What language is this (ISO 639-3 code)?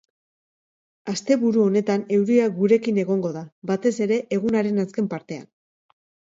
eus